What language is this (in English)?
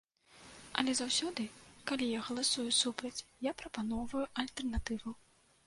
Belarusian